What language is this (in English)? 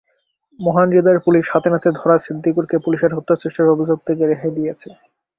Bangla